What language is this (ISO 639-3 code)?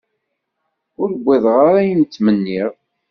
kab